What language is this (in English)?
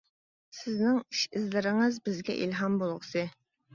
Uyghur